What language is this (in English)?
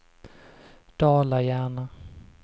Swedish